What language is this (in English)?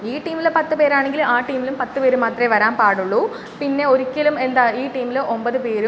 Malayalam